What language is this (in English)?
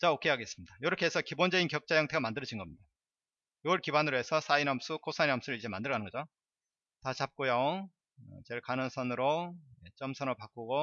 Korean